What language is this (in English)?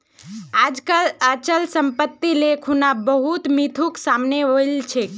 Magahi